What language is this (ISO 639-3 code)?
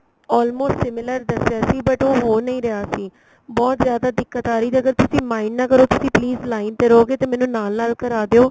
pan